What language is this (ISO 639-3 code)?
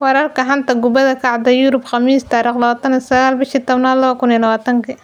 som